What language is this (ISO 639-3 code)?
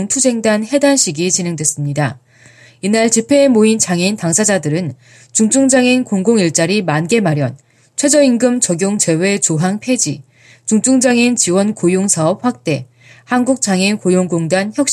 kor